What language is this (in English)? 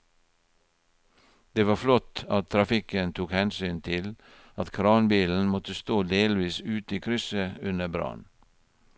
Norwegian